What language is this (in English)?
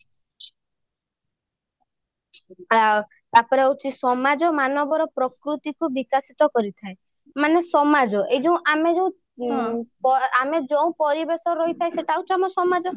Odia